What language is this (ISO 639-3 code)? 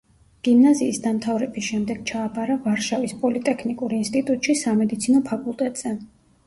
kat